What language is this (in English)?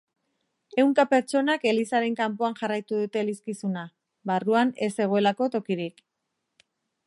Basque